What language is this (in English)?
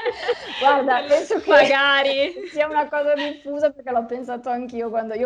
Italian